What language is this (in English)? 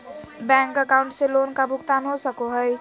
Magahi